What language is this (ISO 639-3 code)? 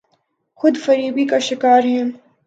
urd